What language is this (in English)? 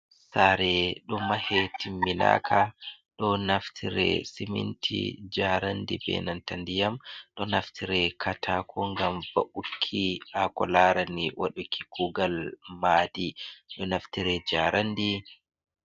Fula